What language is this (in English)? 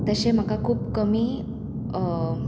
Konkani